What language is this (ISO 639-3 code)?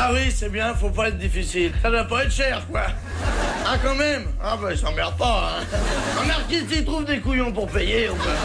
fra